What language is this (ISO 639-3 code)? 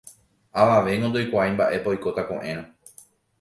grn